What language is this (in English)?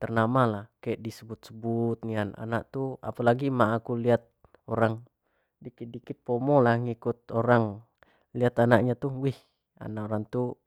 Jambi Malay